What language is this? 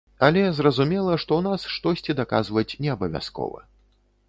Belarusian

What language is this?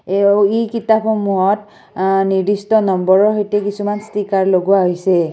Assamese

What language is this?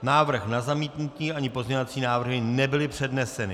Czech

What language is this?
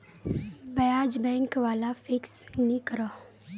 Magahi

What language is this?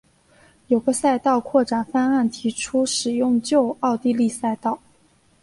Chinese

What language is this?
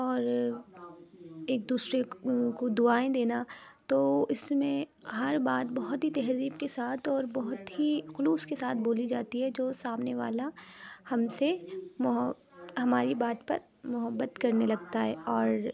Urdu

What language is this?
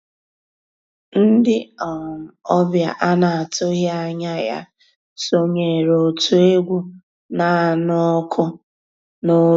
Igbo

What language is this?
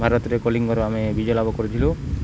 Odia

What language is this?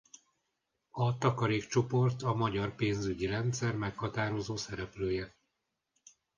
Hungarian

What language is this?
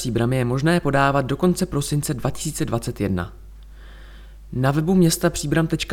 Czech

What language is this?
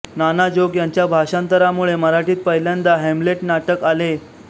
Marathi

